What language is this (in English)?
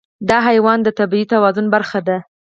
Pashto